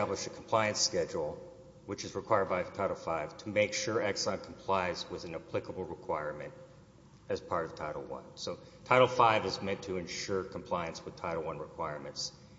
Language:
English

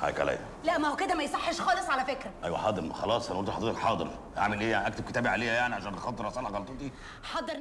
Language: Arabic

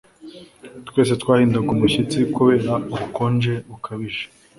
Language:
Kinyarwanda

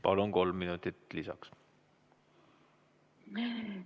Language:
Estonian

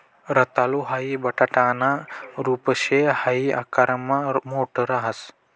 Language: Marathi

